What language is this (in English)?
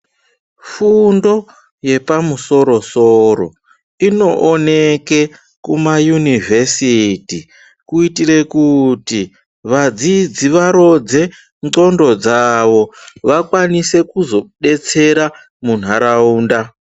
Ndau